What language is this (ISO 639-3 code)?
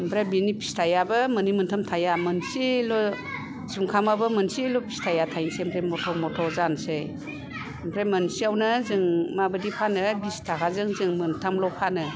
brx